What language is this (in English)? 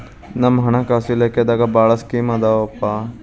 Kannada